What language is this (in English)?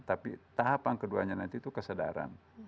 Indonesian